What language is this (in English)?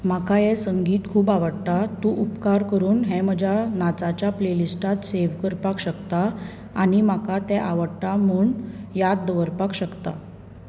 Konkani